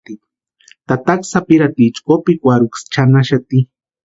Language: Western Highland Purepecha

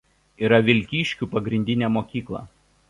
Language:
Lithuanian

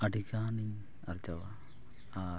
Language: Santali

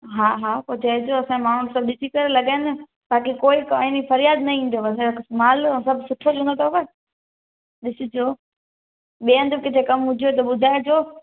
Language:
Sindhi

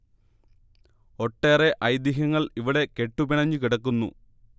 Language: Malayalam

